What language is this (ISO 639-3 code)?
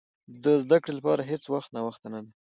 pus